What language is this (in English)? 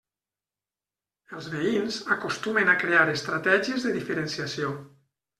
Catalan